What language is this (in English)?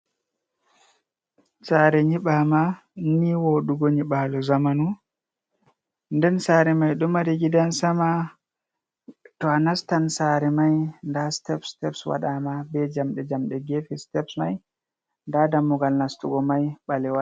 Fula